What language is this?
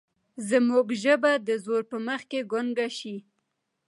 Pashto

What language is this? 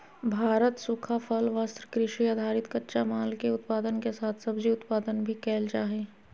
Magahi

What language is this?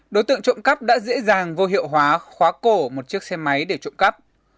Vietnamese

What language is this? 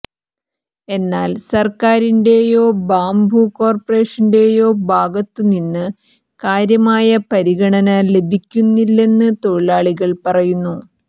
Malayalam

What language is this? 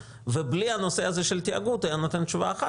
Hebrew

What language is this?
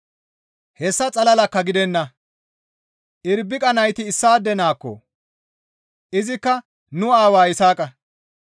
Gamo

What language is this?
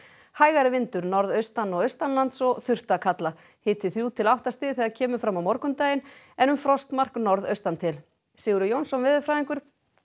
Icelandic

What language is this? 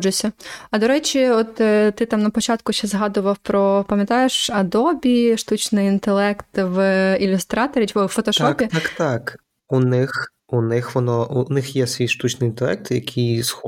Ukrainian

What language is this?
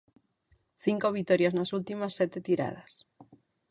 Galician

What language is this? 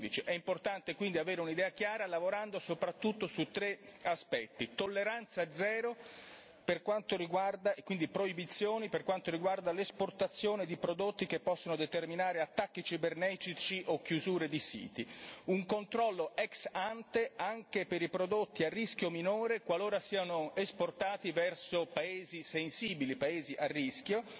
Italian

